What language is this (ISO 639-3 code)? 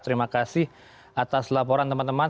ind